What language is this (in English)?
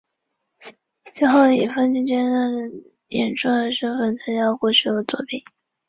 Chinese